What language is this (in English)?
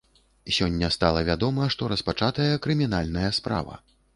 Belarusian